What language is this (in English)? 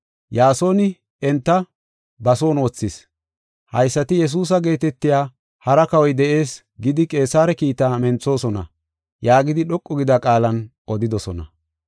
Gofa